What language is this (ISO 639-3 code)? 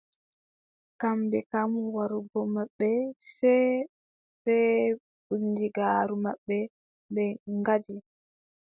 fub